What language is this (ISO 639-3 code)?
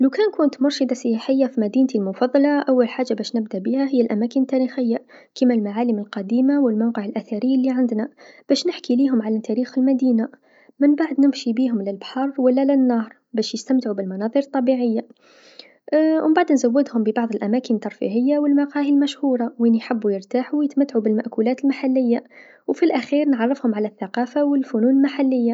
aeb